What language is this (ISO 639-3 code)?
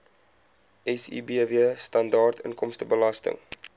afr